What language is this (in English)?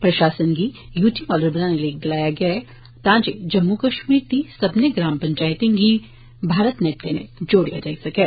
Dogri